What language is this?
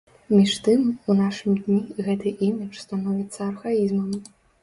Belarusian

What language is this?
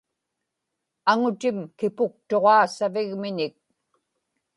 Inupiaq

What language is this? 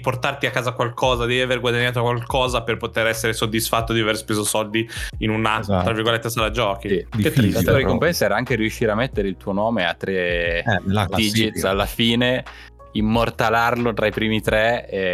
Italian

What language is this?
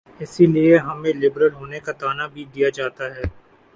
Urdu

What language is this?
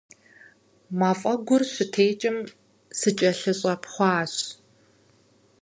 Kabardian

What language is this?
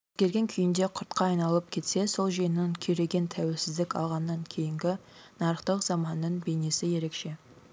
Kazakh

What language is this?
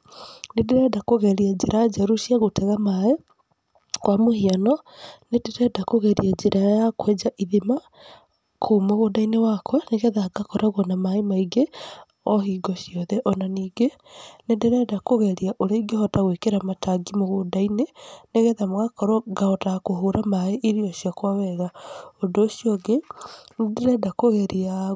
Kikuyu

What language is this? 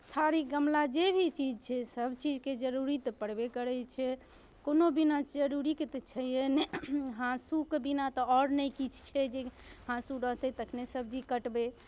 Maithili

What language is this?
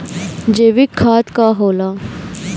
Bhojpuri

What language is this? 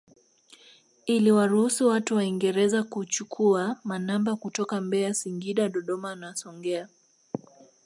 Swahili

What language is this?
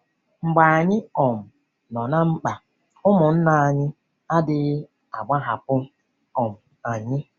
Igbo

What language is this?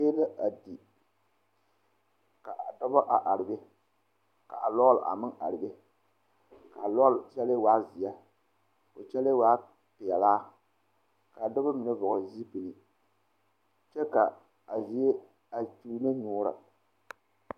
Southern Dagaare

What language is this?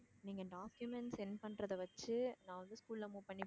Tamil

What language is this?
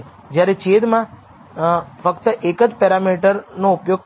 Gujarati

